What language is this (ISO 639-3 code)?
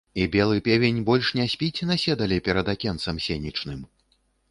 bel